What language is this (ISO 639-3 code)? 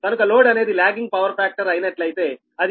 tel